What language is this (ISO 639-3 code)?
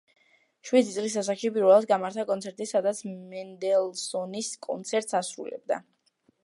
kat